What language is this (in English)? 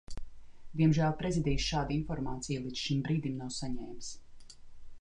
Latvian